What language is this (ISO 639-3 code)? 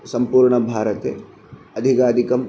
san